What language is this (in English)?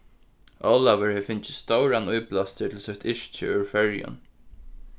Faroese